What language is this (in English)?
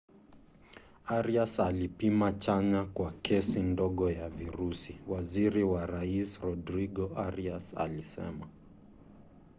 Swahili